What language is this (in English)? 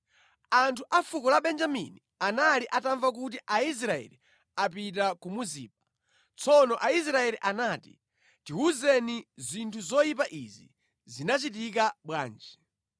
Nyanja